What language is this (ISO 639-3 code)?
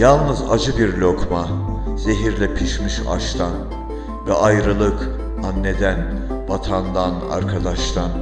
tur